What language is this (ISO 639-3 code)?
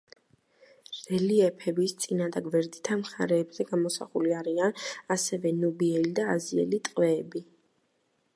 kat